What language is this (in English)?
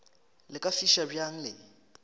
Northern Sotho